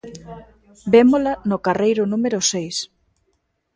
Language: Galician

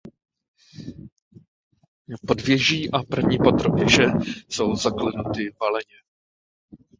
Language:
Czech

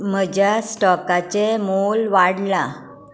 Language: Konkani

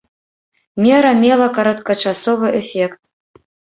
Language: Belarusian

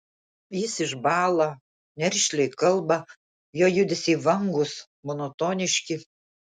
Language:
Lithuanian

